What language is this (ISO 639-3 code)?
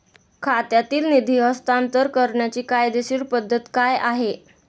mar